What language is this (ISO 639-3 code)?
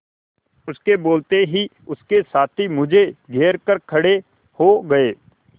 hin